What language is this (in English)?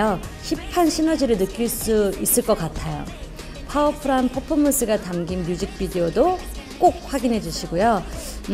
Korean